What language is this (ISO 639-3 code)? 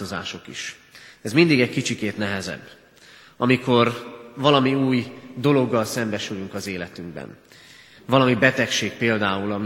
hun